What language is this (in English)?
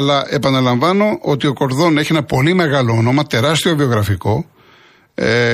Greek